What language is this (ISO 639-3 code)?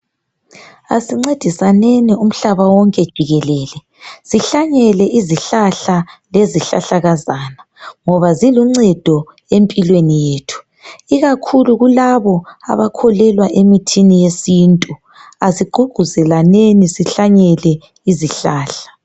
nde